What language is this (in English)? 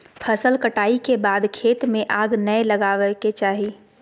Magahi